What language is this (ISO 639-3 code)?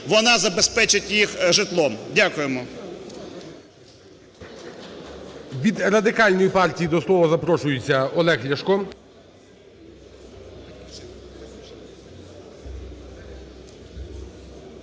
ukr